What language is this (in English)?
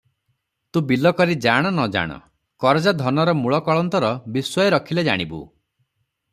Odia